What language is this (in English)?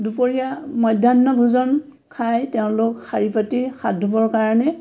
Assamese